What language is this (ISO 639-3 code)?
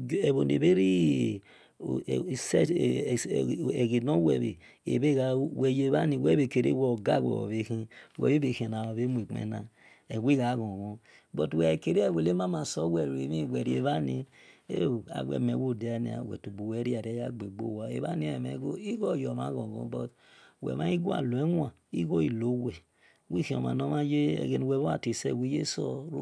ish